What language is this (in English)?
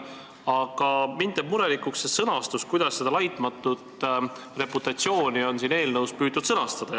Estonian